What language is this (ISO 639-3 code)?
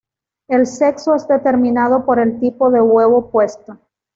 spa